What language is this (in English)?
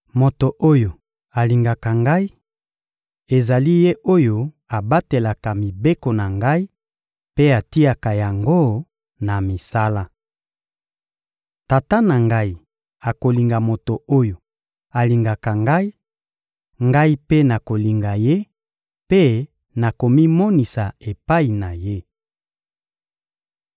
Lingala